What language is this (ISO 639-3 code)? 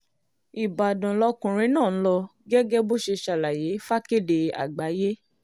yor